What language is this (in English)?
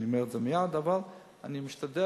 Hebrew